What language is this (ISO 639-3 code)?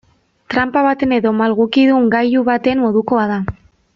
eus